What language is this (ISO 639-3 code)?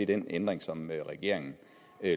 dan